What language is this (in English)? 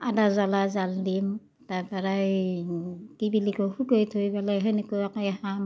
Assamese